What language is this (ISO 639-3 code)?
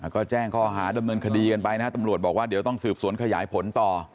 tha